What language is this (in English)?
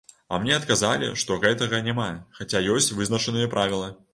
Belarusian